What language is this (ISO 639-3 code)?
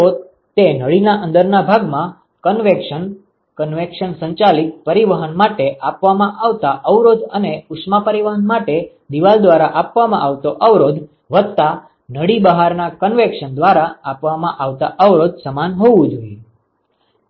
guj